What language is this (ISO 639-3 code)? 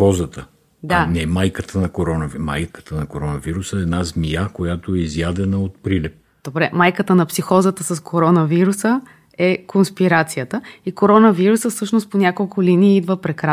bul